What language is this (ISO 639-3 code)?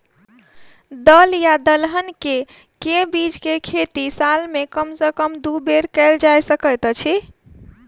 mai